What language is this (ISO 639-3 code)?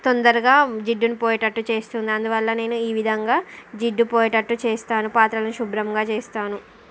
tel